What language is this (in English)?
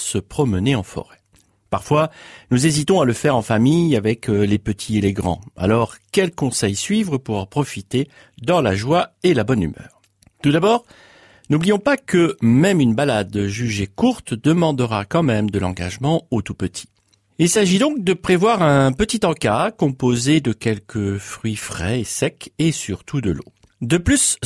French